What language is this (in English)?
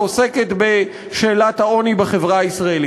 Hebrew